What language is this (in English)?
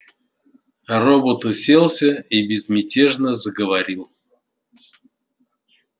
Russian